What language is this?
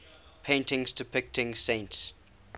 English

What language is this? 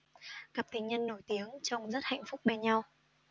Vietnamese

